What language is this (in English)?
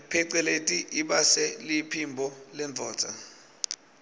Swati